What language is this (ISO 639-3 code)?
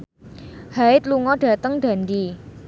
jav